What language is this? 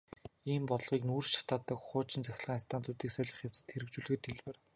Mongolian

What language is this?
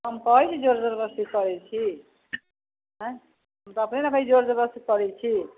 Maithili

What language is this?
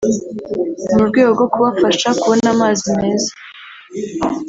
Kinyarwanda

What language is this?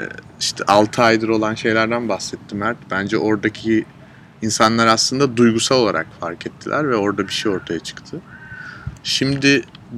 Turkish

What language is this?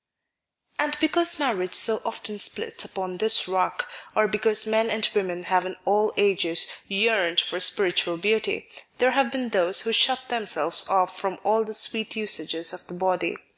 English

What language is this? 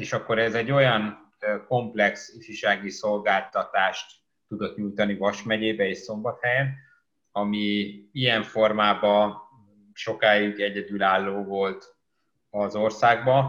Hungarian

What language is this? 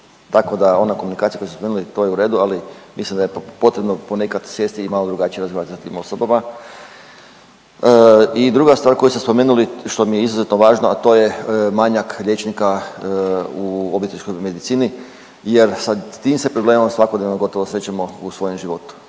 Croatian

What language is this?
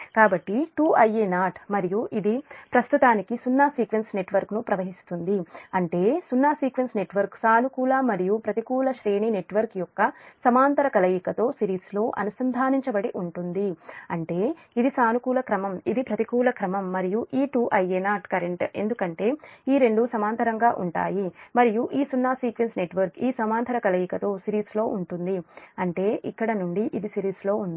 Telugu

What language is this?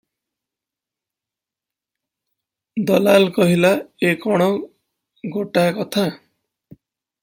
Odia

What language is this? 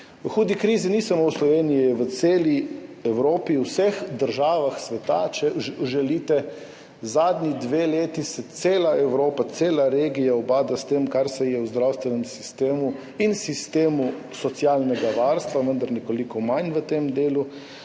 Slovenian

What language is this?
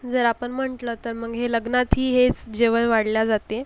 Marathi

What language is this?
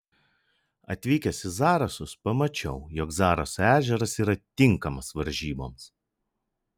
Lithuanian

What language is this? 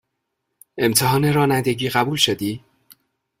Persian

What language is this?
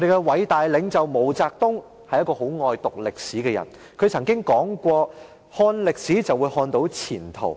Cantonese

